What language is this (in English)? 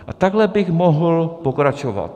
Czech